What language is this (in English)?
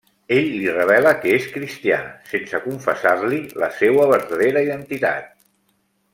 Catalan